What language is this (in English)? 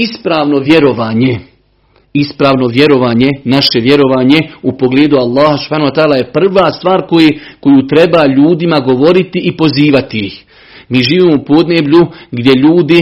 Croatian